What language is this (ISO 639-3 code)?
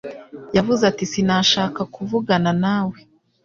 kin